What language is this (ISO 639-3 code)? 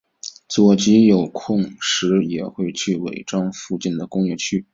zho